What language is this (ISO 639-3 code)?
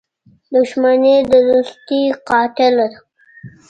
pus